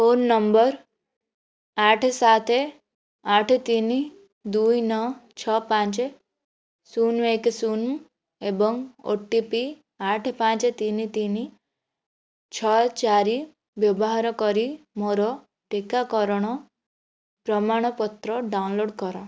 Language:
Odia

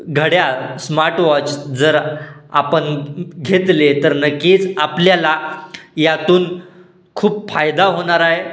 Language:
Marathi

